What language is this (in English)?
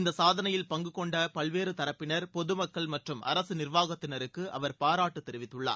Tamil